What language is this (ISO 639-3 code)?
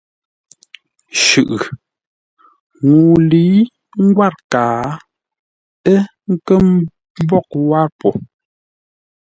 nla